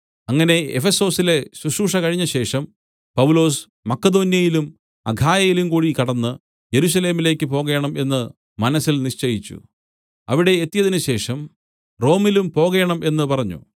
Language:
Malayalam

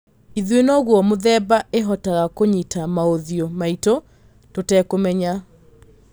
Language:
Kikuyu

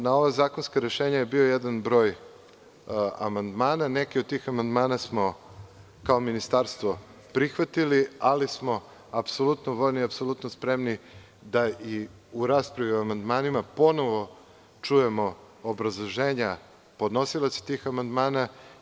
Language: Serbian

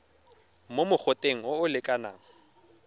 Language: Tswana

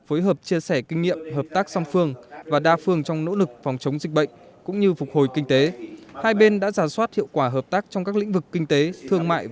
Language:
Vietnamese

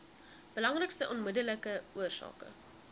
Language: Afrikaans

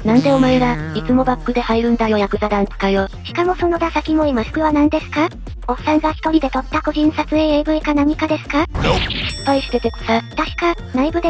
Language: Japanese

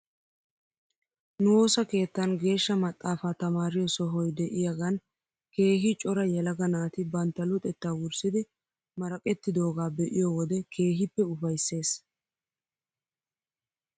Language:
Wolaytta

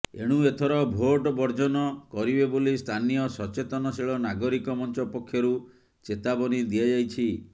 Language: Odia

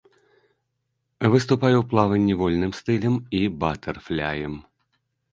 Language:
Belarusian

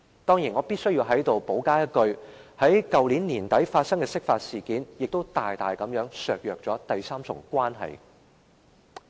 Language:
Cantonese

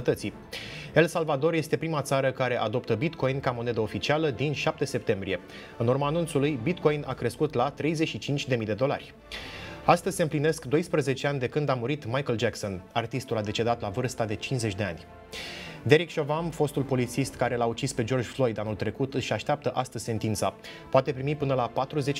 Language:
Romanian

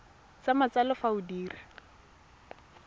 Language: Tswana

